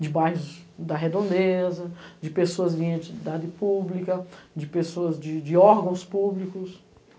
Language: Portuguese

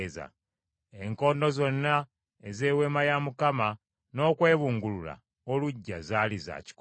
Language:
Ganda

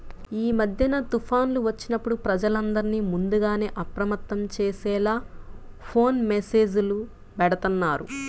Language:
Telugu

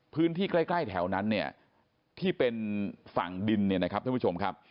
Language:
Thai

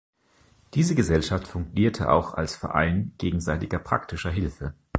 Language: German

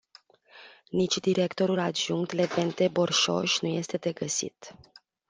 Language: Romanian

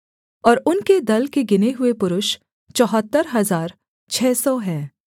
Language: Hindi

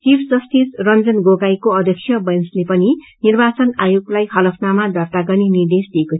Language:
Nepali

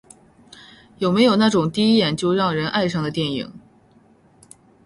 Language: Chinese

